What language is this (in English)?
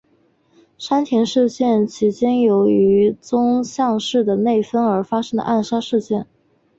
Chinese